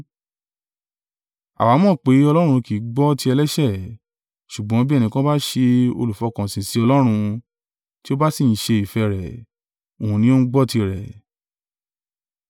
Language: Yoruba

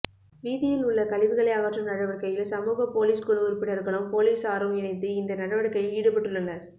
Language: Tamil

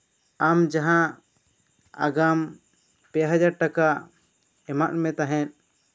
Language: Santali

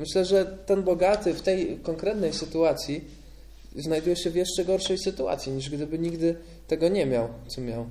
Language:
Polish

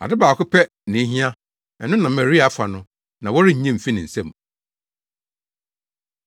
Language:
Akan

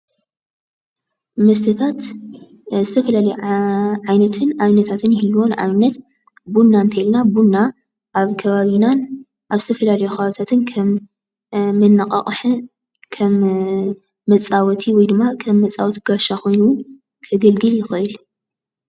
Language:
Tigrinya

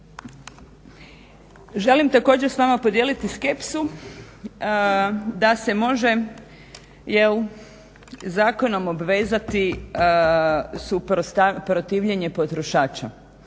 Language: Croatian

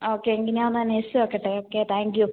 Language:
Malayalam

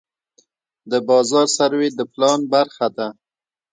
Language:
Pashto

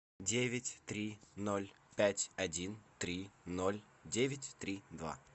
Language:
Russian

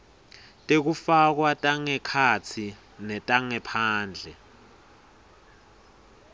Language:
Swati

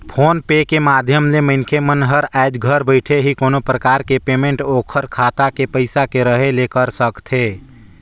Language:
Chhattisgarhi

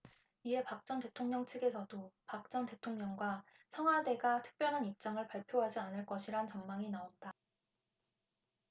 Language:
Korean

